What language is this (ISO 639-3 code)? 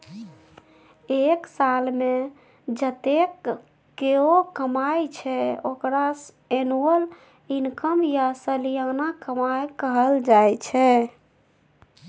mai